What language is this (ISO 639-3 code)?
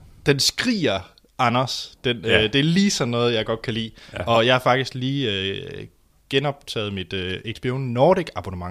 dan